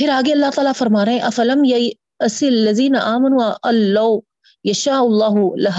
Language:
Urdu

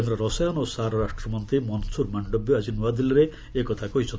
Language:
Odia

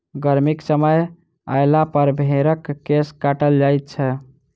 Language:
Maithili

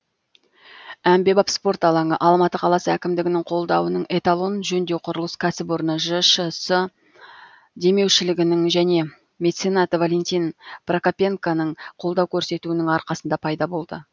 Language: Kazakh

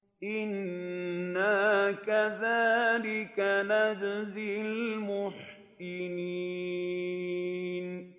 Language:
Arabic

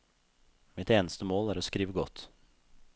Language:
Norwegian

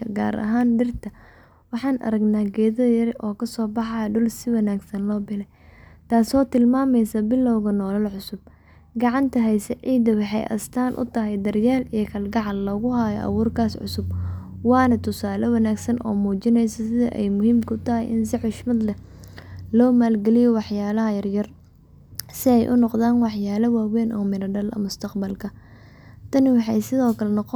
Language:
Somali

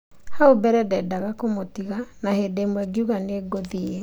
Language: Kikuyu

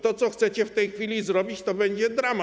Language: Polish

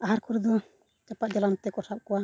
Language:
Santali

